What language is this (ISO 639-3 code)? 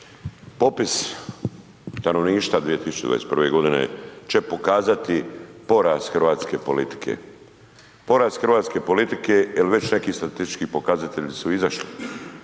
hrv